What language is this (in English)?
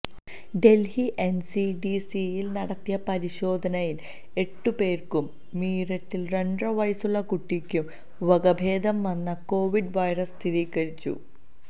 Malayalam